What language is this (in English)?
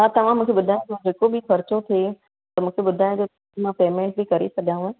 Sindhi